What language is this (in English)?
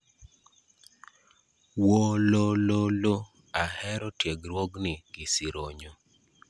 Luo (Kenya and Tanzania)